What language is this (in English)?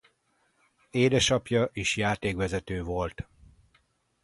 Hungarian